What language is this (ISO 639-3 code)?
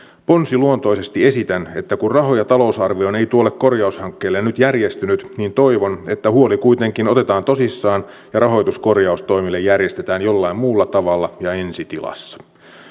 fin